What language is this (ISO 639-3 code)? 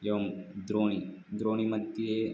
san